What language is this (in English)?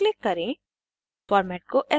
Hindi